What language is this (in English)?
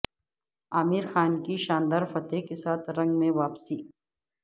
Urdu